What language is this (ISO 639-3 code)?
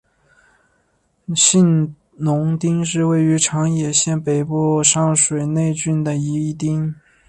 zho